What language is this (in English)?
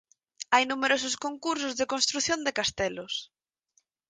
Galician